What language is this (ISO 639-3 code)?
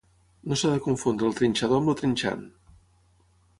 cat